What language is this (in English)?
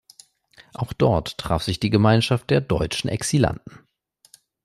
German